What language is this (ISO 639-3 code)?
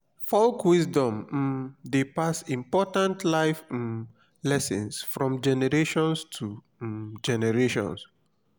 pcm